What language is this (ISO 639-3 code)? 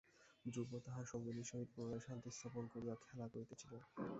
ben